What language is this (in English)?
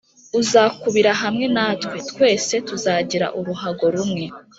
Kinyarwanda